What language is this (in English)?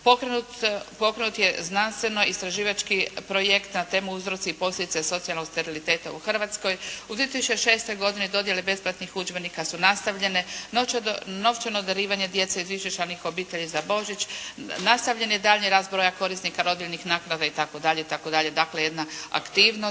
Croatian